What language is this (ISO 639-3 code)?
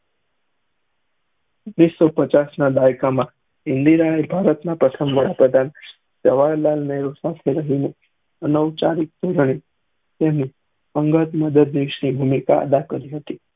guj